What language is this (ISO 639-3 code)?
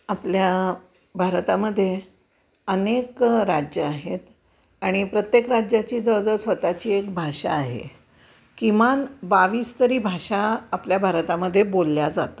mar